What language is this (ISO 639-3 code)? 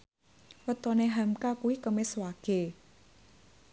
jav